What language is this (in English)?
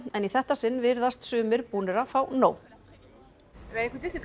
Icelandic